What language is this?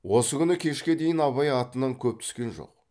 Kazakh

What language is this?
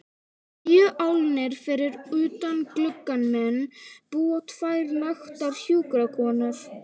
Icelandic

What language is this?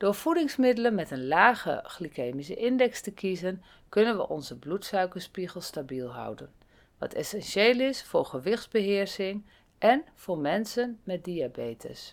Dutch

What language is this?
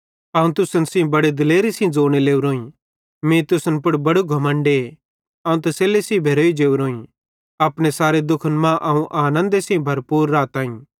Bhadrawahi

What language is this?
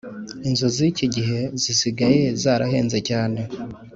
Kinyarwanda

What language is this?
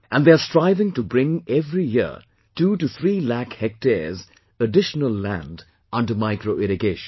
English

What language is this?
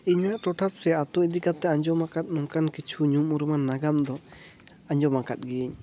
Santali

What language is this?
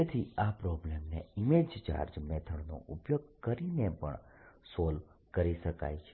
Gujarati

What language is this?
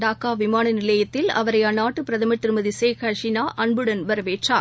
Tamil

